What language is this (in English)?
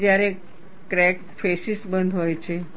Gujarati